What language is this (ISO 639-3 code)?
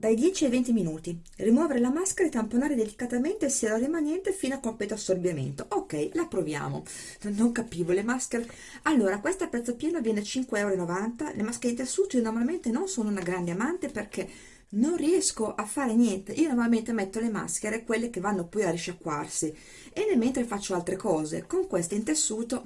ita